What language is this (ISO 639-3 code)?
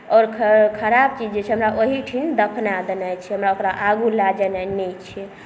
mai